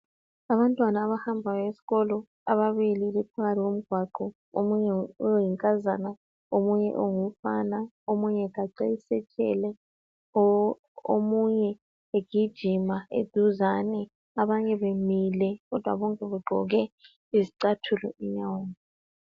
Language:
North Ndebele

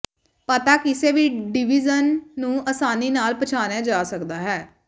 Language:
Punjabi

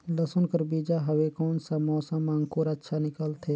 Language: Chhattisgarhi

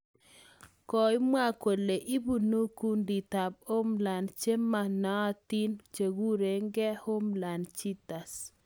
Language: Kalenjin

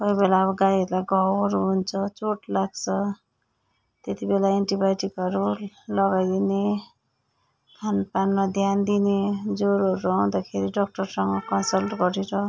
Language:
Nepali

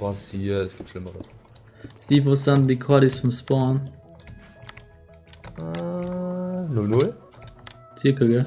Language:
German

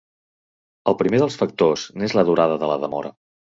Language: Catalan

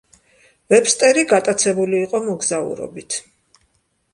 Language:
Georgian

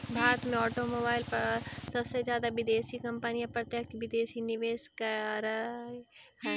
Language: Magahi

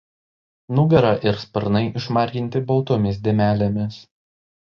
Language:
Lithuanian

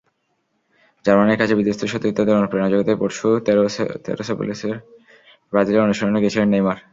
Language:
Bangla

